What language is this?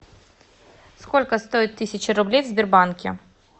Russian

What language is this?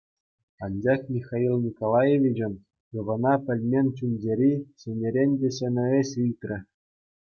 Chuvash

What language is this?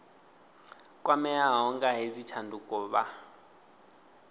Venda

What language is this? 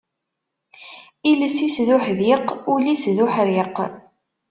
Kabyle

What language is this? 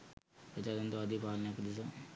Sinhala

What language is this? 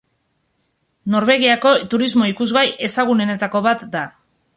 Basque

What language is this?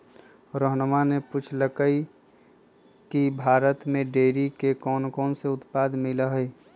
Magahi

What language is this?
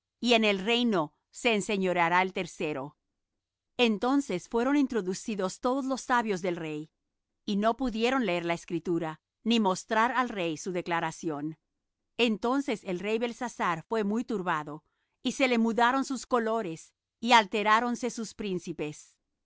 Spanish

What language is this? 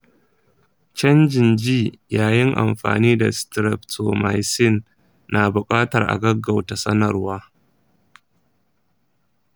Hausa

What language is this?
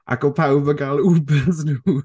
Welsh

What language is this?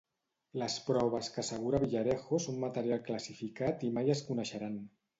Catalan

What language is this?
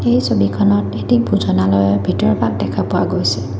Assamese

